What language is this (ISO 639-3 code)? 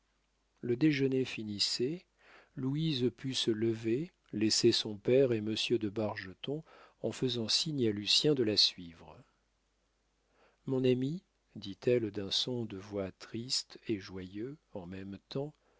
fra